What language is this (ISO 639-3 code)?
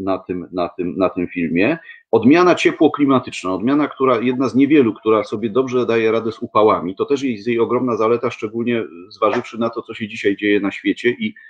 pol